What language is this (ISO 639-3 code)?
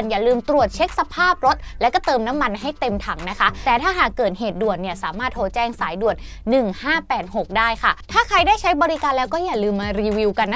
tha